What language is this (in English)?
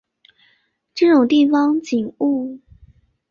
Chinese